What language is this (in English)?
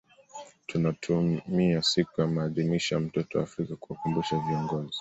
Swahili